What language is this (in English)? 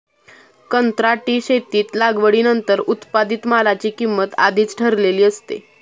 Marathi